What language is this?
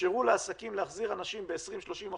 Hebrew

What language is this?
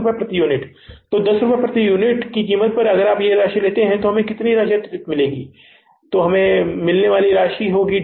Hindi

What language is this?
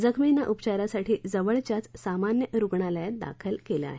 Marathi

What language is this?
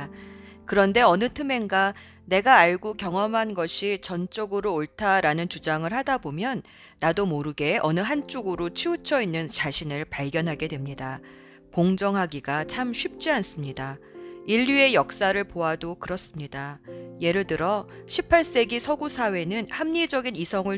Korean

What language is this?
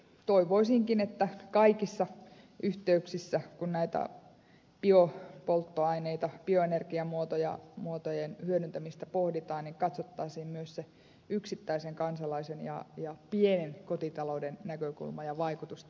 Finnish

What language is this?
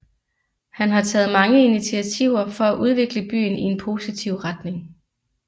Danish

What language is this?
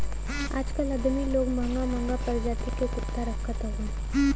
Bhojpuri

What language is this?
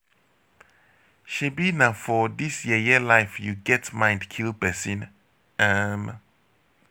Nigerian Pidgin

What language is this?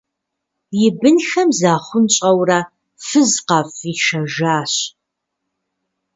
Kabardian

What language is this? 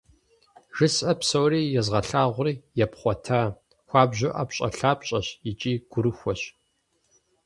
Kabardian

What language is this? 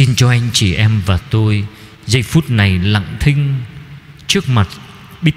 Vietnamese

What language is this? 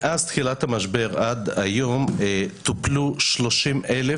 Hebrew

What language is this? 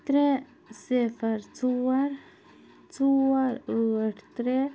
Kashmiri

